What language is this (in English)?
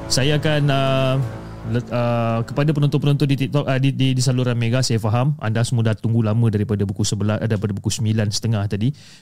Malay